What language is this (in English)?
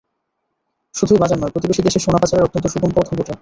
Bangla